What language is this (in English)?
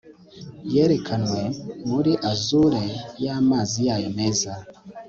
Kinyarwanda